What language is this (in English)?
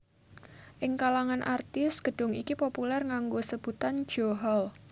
Javanese